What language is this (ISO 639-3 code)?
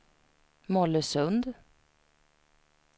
swe